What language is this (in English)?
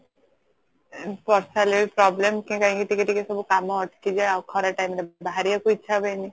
Odia